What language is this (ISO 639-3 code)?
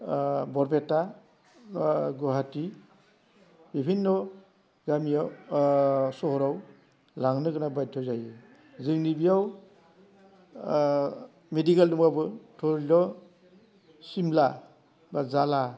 brx